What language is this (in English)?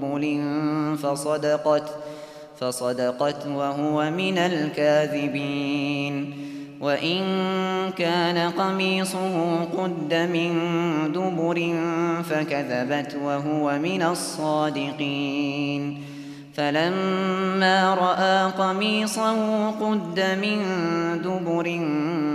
Arabic